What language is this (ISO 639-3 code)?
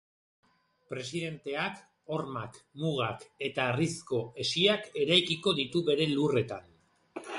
eus